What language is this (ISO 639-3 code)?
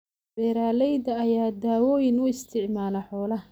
som